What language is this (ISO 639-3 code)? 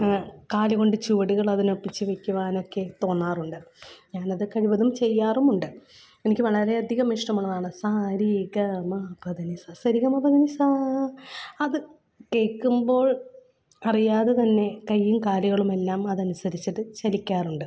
mal